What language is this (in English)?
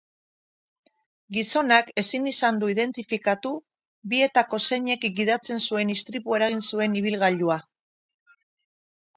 Basque